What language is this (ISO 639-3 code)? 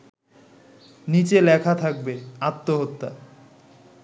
ben